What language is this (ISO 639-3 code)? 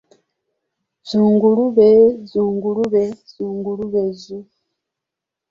lug